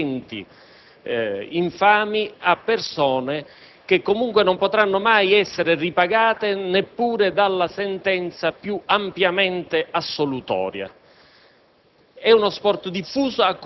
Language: Italian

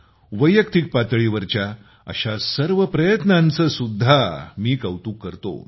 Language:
Marathi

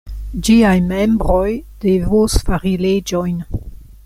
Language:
Esperanto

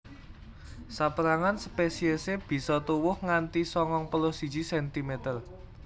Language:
Javanese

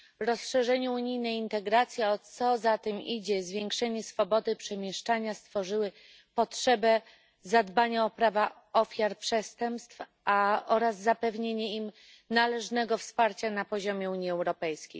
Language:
Polish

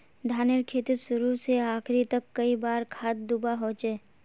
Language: Magahi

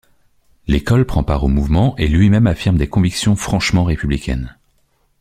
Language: French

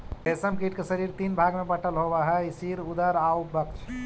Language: Magahi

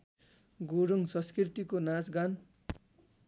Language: Nepali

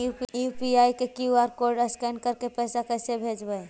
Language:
Magahi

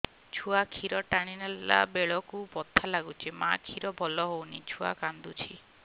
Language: Odia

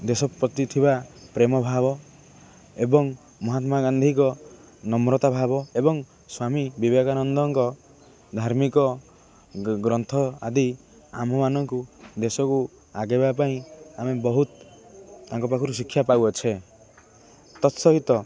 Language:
Odia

